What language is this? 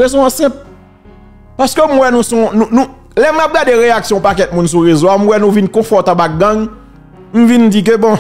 French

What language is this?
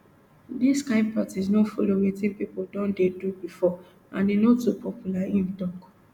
Nigerian Pidgin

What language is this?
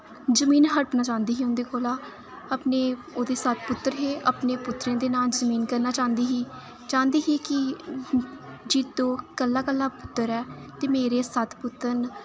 Dogri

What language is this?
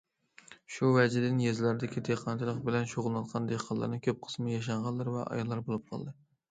Uyghur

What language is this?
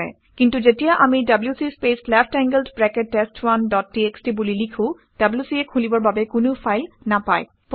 Assamese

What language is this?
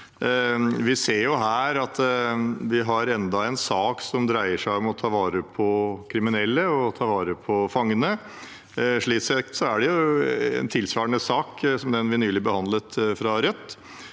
Norwegian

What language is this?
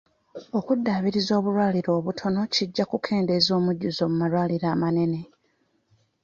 Ganda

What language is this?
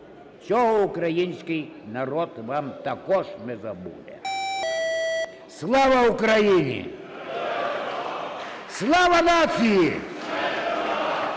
Ukrainian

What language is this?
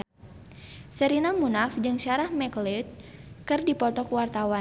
Sundanese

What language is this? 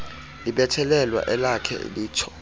Xhosa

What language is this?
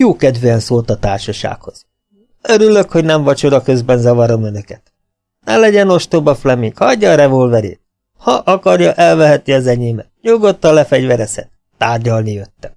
Hungarian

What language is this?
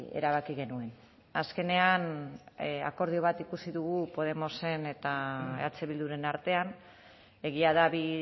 Basque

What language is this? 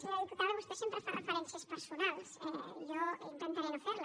Catalan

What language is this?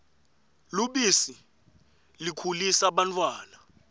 Swati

